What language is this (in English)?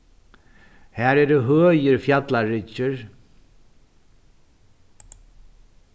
Faroese